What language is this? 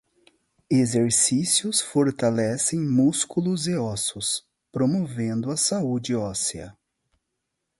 Portuguese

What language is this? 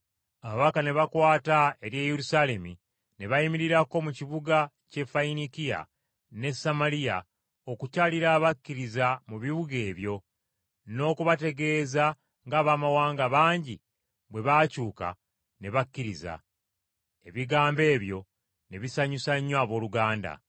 Ganda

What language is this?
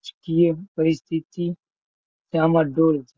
Gujarati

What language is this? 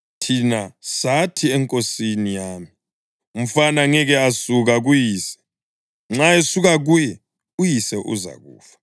North Ndebele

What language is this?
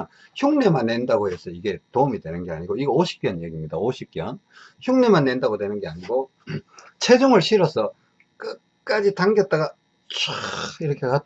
Korean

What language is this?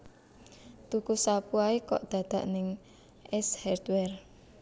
Javanese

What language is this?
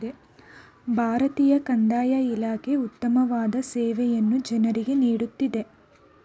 Kannada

